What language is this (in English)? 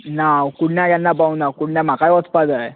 Konkani